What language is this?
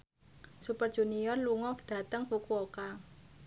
Javanese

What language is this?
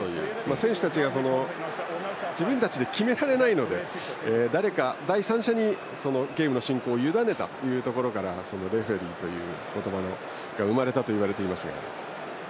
Japanese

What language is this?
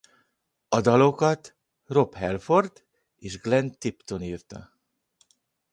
Hungarian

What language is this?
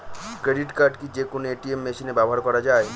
Bangla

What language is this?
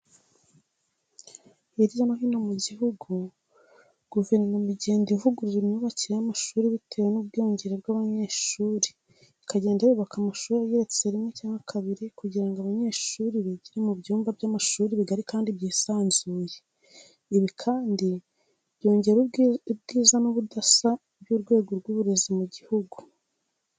Kinyarwanda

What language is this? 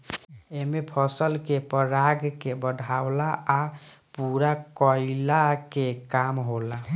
Bhojpuri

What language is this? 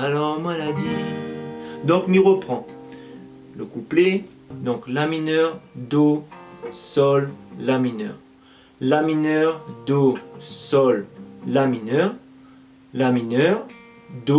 French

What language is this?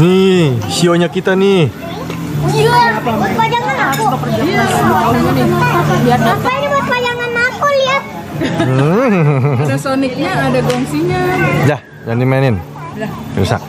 Indonesian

